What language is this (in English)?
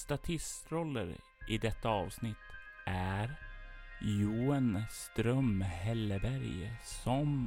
Swedish